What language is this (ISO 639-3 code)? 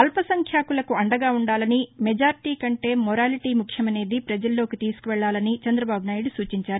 tel